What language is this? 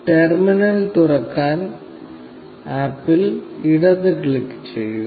Malayalam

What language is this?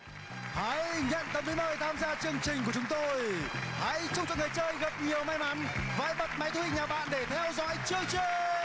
Vietnamese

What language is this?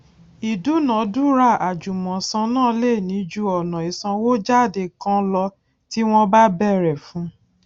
Yoruba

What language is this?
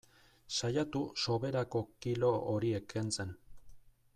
Basque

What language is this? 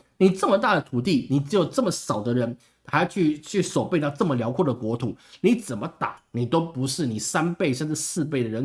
Chinese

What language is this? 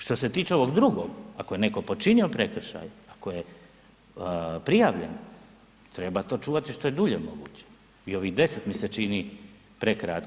Croatian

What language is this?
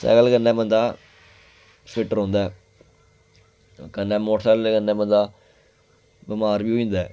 Dogri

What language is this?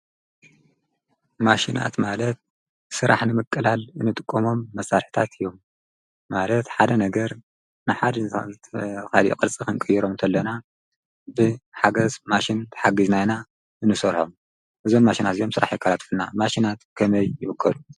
Tigrinya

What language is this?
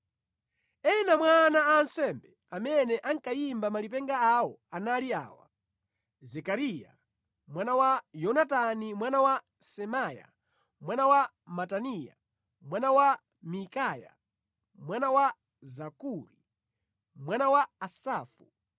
Nyanja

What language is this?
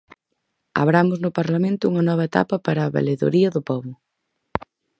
Galician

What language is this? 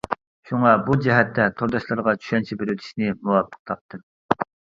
Uyghur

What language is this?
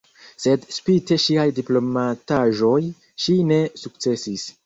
Esperanto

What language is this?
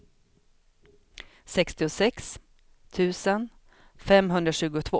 Swedish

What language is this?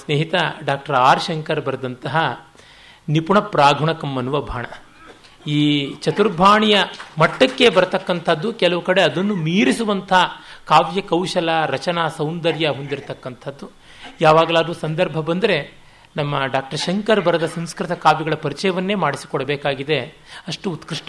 Kannada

